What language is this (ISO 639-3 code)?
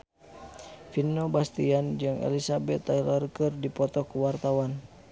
sun